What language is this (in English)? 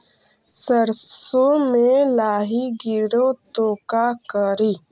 Magahi